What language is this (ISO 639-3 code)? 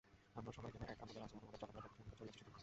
ben